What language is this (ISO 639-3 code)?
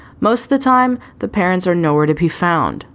eng